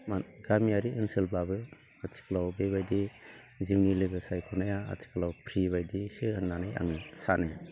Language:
Bodo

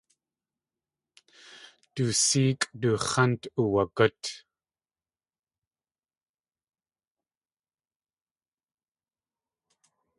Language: Tlingit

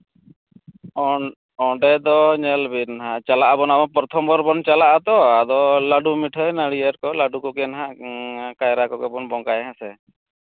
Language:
Santali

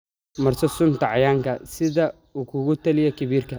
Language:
Somali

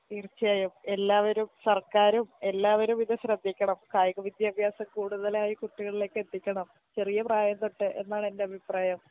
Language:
Malayalam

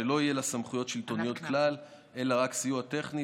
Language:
Hebrew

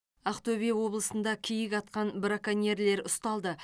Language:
Kazakh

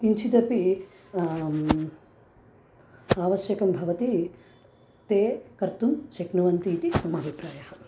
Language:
Sanskrit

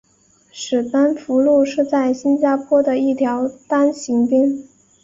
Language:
Chinese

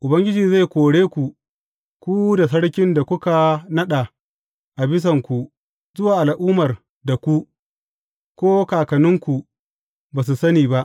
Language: Hausa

